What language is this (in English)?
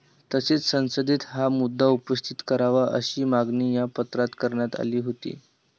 Marathi